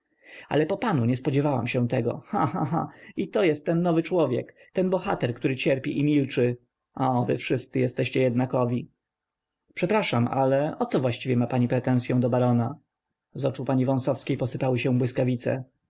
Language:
Polish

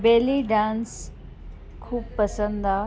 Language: Sindhi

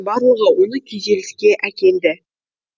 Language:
Kazakh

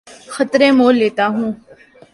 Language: Urdu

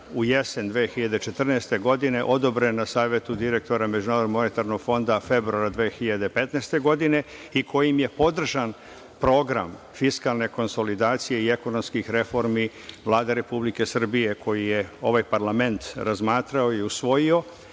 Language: Serbian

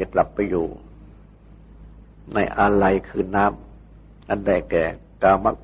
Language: Thai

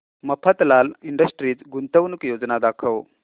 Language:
Marathi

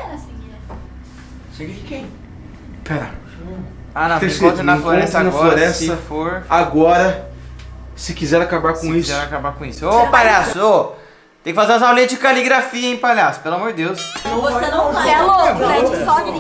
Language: Portuguese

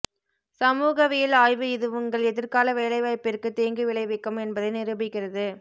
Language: Tamil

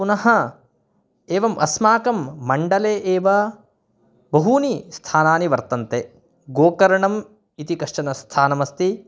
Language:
Sanskrit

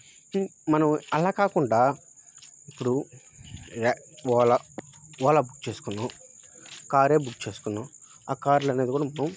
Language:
Telugu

